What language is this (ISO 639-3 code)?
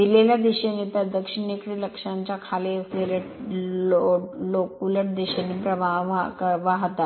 mar